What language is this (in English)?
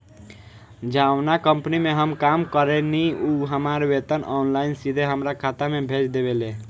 Bhojpuri